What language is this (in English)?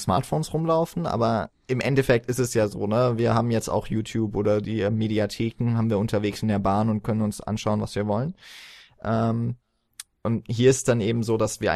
German